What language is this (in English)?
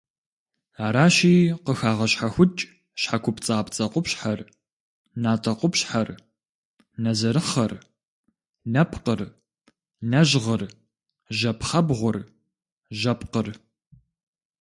Kabardian